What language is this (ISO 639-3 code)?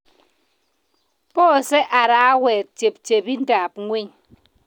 kln